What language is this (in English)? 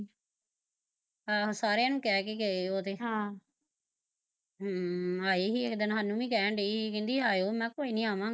Punjabi